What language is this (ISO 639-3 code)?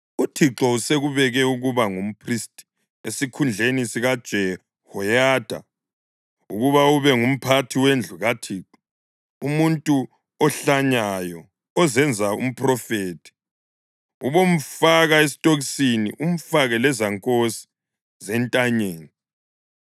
nde